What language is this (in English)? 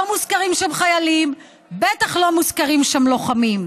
Hebrew